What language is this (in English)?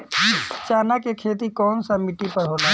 Bhojpuri